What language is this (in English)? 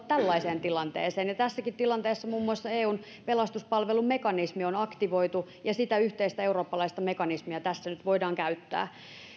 Finnish